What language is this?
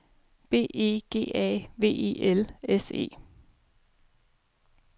Danish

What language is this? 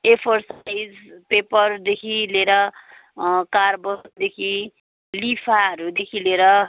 Nepali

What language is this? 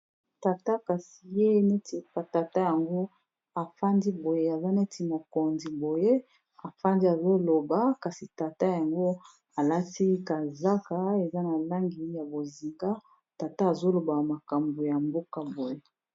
Lingala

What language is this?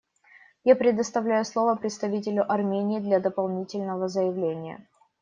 Russian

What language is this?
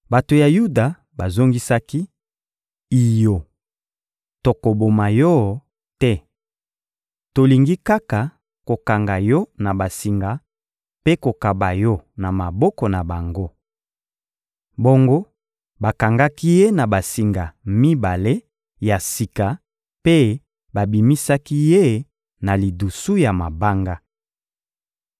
Lingala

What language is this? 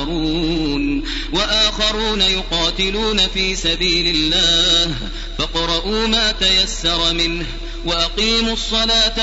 Arabic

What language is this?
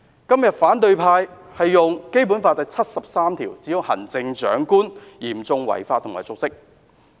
Cantonese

